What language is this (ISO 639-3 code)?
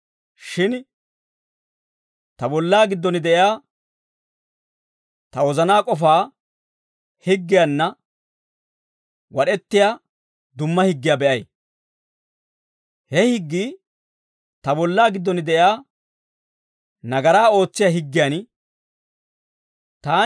dwr